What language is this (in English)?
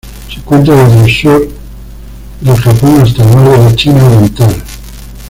Spanish